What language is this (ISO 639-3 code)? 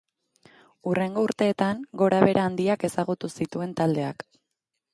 eus